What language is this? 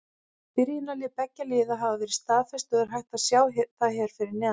Icelandic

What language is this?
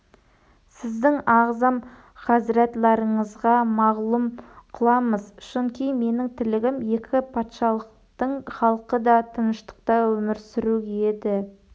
Kazakh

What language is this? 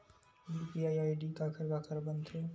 Chhattisgarhi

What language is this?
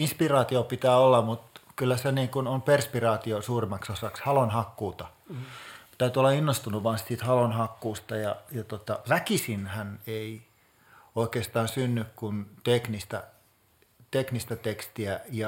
Finnish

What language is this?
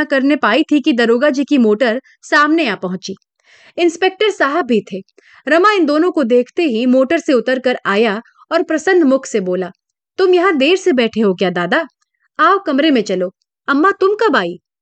Hindi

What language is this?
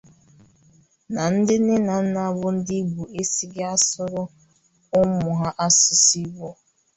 Igbo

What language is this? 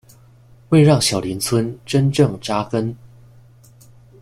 Chinese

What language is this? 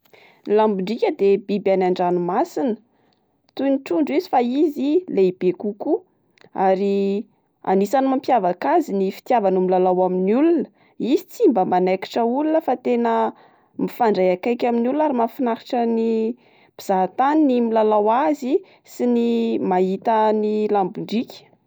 Malagasy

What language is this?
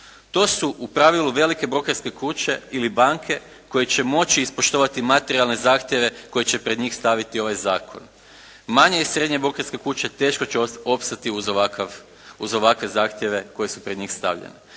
Croatian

